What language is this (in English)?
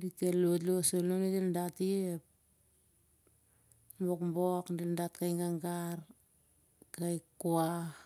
Siar-Lak